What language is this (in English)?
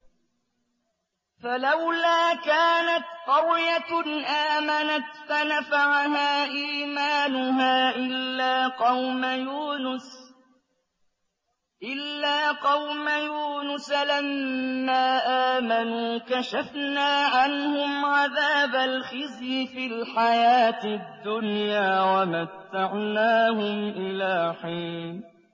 Arabic